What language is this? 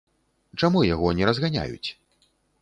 Belarusian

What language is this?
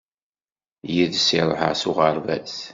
Kabyle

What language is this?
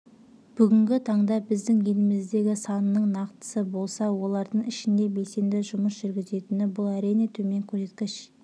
Kazakh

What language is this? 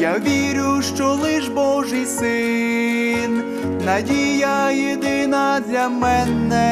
Ukrainian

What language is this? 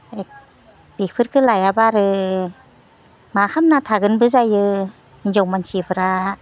Bodo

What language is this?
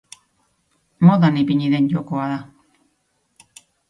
Basque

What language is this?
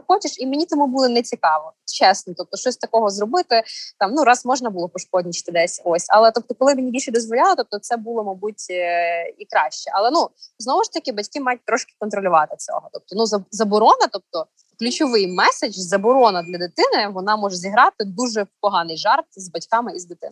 Ukrainian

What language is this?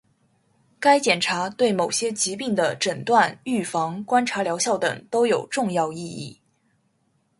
Chinese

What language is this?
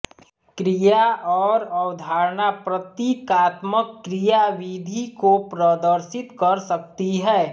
Hindi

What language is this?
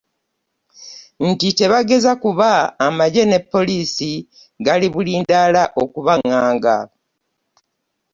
Ganda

